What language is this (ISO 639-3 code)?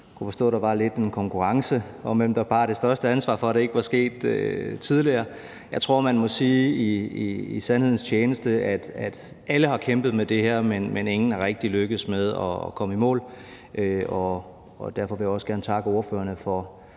dan